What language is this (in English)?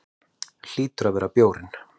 Icelandic